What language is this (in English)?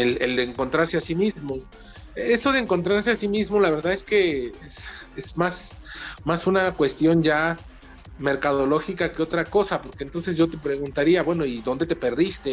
Spanish